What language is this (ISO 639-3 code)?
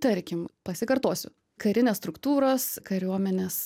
lit